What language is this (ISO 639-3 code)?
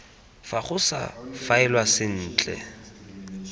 tsn